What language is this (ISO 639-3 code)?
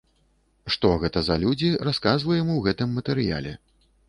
bel